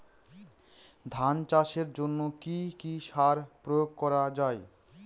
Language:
Bangla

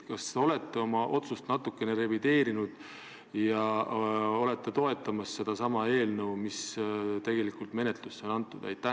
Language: Estonian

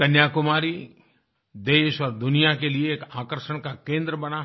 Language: Hindi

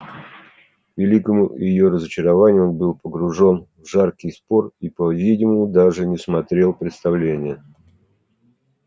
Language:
Russian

